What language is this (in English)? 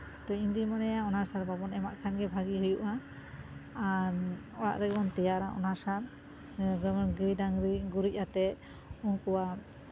Santali